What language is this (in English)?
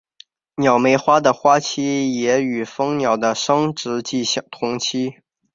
Chinese